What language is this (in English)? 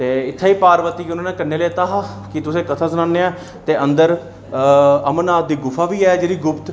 Dogri